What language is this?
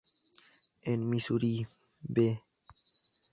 Spanish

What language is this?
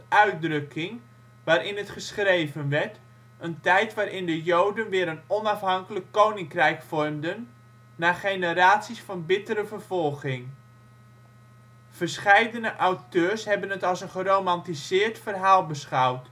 Dutch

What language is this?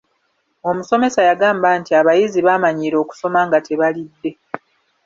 Ganda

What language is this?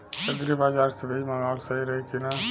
Bhojpuri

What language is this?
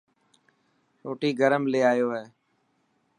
Dhatki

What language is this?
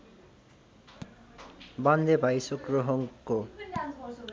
Nepali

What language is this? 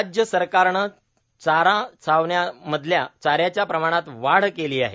Marathi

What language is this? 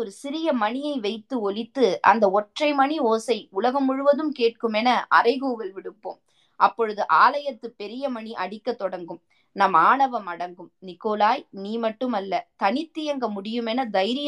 Tamil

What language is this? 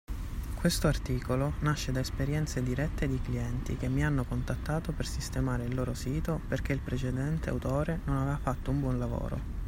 Italian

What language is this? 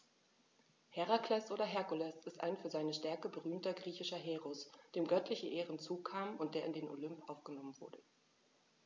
German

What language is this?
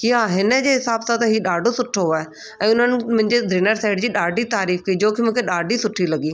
Sindhi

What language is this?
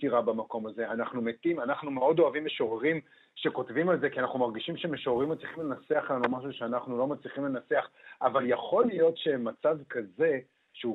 Hebrew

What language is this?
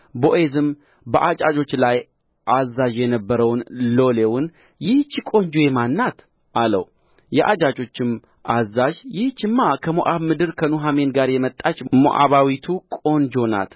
Amharic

